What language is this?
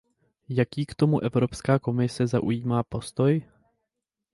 Czech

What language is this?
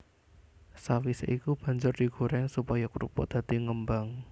Javanese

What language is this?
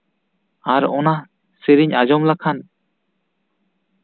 Santali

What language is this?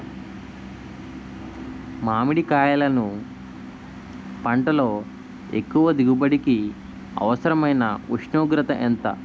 Telugu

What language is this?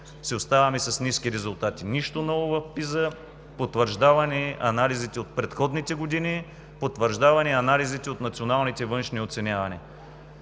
Bulgarian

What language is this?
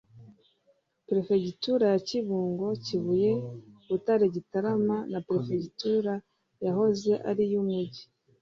Kinyarwanda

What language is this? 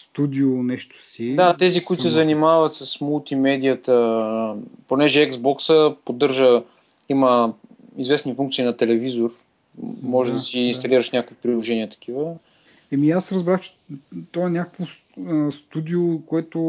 Bulgarian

